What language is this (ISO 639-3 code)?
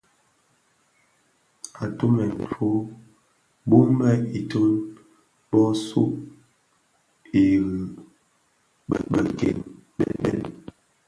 ksf